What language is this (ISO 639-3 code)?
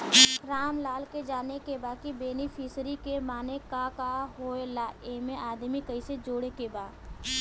bho